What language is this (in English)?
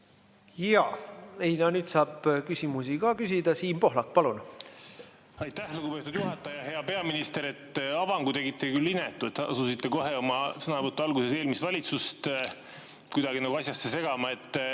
Estonian